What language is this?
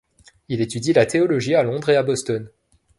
French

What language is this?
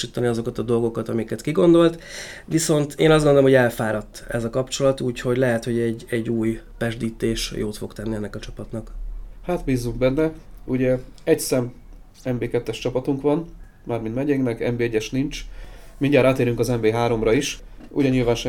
Hungarian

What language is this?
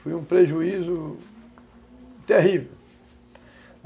Portuguese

